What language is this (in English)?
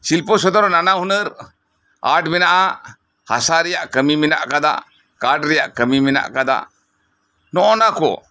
Santali